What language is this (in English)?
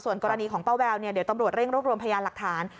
Thai